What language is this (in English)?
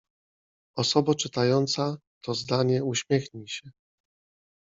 Polish